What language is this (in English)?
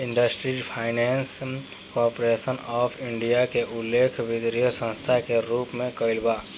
Bhojpuri